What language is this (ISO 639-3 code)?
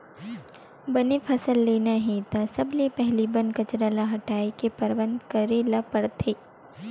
hne